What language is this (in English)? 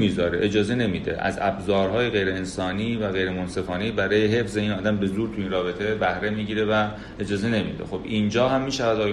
Persian